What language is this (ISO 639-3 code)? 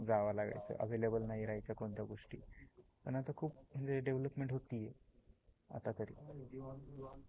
mar